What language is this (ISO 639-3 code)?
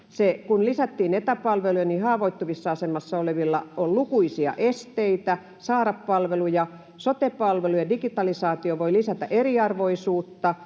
fin